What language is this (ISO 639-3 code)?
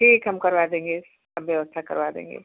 hin